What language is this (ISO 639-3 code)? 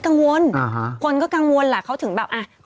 tha